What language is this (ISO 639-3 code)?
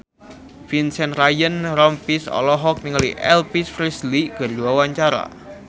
sun